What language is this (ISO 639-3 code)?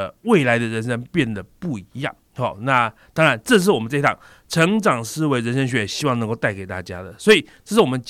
zho